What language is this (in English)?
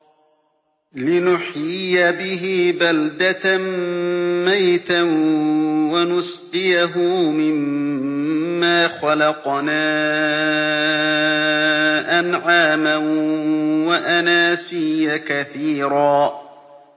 Arabic